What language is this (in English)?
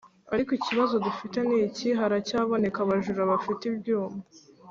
Kinyarwanda